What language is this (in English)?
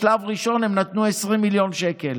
Hebrew